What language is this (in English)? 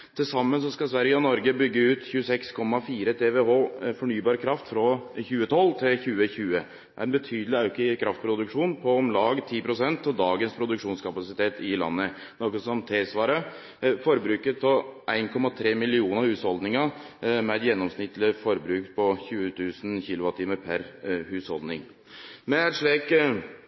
Norwegian Nynorsk